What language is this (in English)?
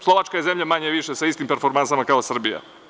Serbian